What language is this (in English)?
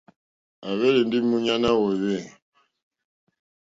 Mokpwe